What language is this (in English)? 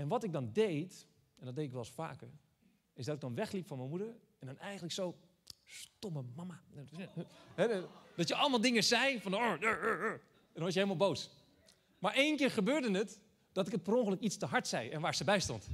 Dutch